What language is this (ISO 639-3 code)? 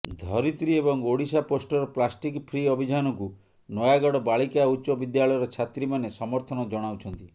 ori